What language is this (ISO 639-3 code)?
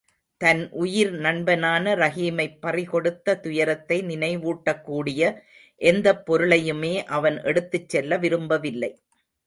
tam